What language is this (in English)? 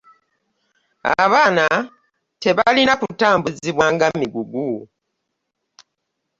Ganda